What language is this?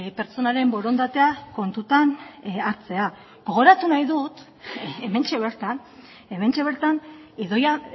Basque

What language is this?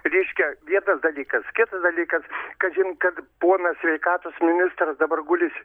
Lithuanian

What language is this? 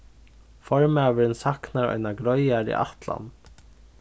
Faroese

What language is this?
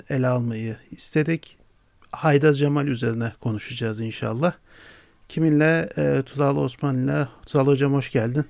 Turkish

